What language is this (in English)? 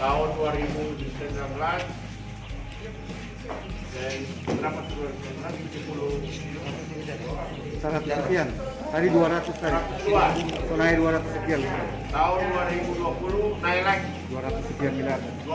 Indonesian